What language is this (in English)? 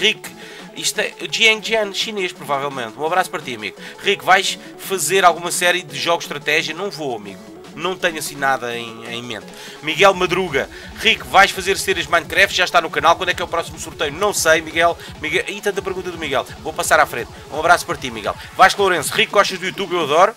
Portuguese